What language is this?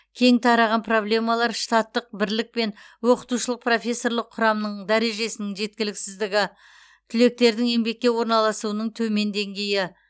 Kazakh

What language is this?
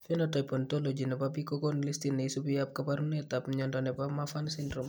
Kalenjin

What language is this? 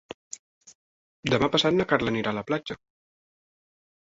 Catalan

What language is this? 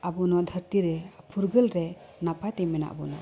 Santali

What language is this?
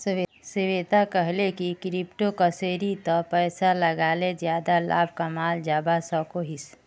Magahi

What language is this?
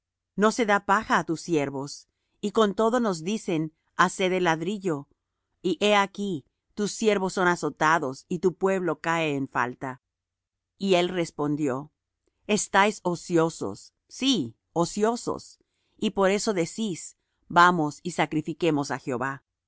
Spanish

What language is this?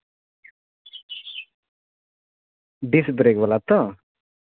Santali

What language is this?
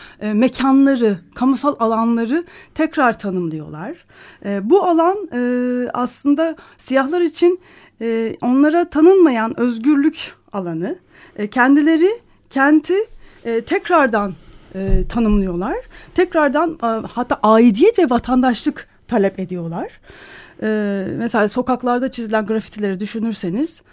Turkish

